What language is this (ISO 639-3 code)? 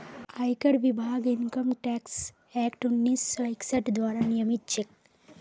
mag